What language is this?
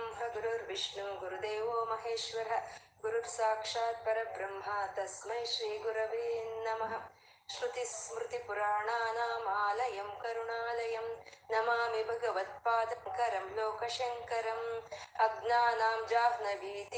Kannada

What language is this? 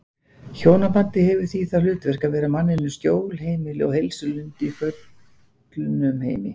Icelandic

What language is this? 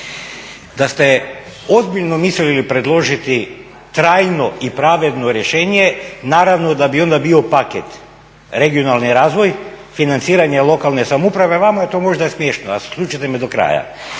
Croatian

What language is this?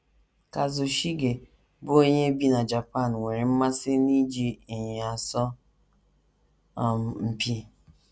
Igbo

